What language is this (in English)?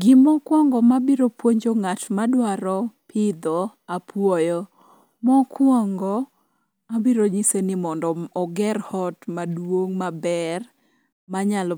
Luo (Kenya and Tanzania)